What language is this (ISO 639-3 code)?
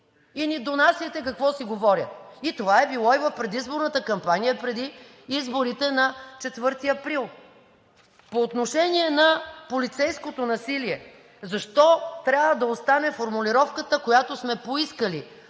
bul